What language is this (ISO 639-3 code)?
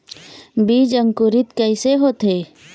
hne